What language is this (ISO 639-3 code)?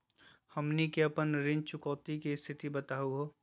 mag